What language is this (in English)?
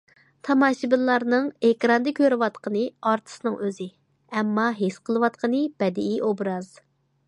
Uyghur